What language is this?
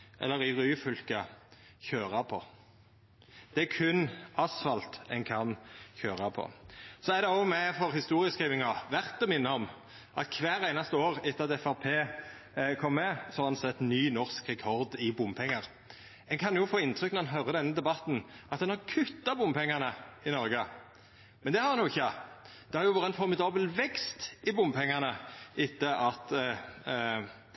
Norwegian Nynorsk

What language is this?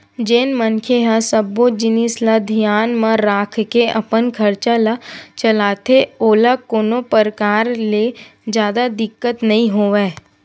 Chhattisgarhi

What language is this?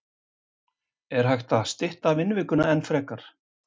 Icelandic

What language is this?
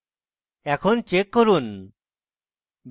Bangla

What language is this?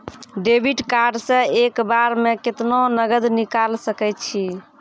Maithili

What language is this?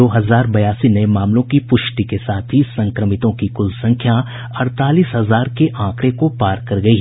Hindi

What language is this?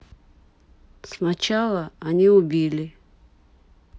Russian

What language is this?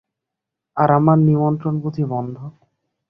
Bangla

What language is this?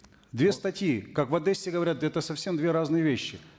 Kazakh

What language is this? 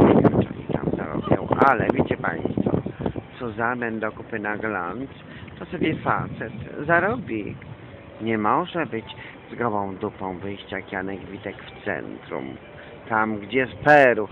Polish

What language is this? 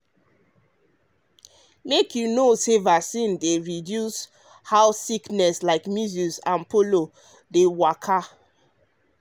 Nigerian Pidgin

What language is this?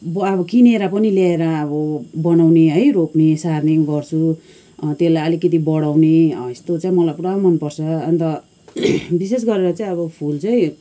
Nepali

